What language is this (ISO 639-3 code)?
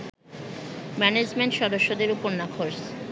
ben